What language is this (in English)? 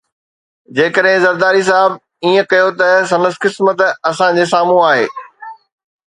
Sindhi